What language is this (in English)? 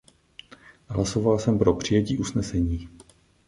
Czech